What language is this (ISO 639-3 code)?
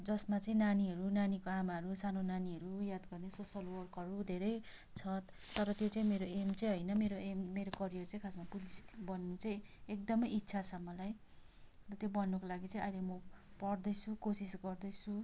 nep